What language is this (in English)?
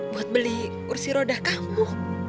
Indonesian